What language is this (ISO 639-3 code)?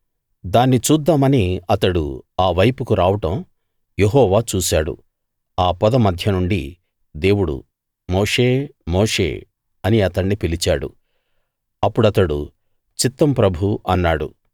tel